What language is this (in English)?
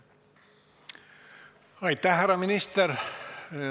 Estonian